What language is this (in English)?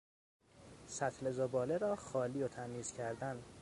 Persian